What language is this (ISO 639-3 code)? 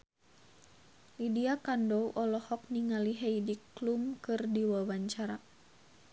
sun